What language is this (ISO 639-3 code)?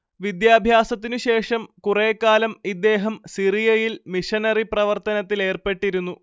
mal